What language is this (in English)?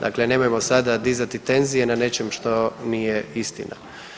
Croatian